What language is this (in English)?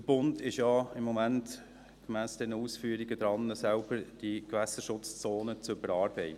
Swiss German